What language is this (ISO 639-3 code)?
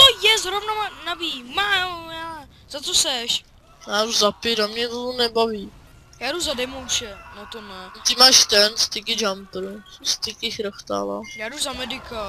ces